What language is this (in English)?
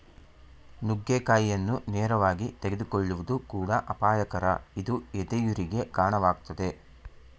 Kannada